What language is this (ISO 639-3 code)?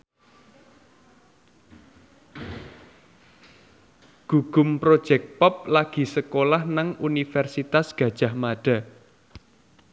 jav